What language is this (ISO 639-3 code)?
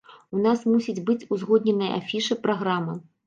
bel